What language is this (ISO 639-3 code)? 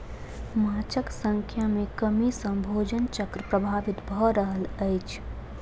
mai